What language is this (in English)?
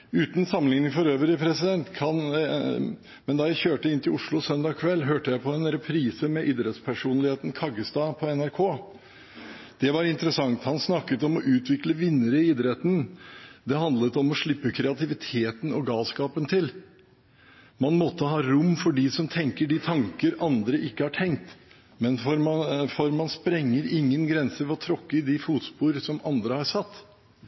Norwegian Bokmål